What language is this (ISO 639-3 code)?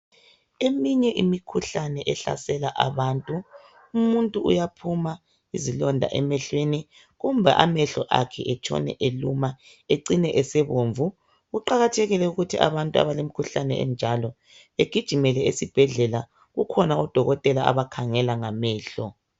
nde